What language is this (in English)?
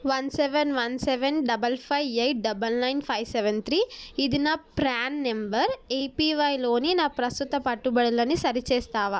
Telugu